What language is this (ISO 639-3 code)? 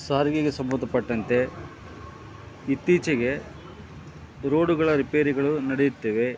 kan